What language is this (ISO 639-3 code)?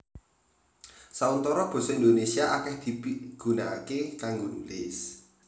jav